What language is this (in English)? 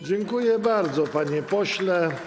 Polish